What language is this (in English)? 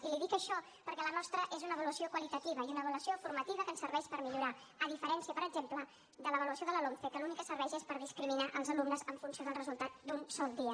Catalan